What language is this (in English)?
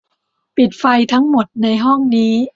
Thai